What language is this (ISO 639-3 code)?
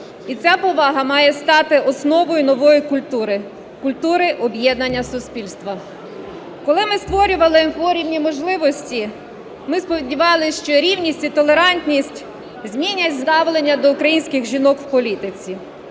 ukr